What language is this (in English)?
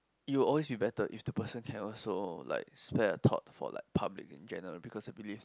English